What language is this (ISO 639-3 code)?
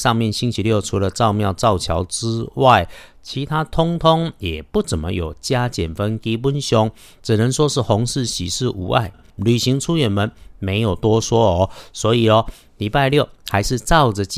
zho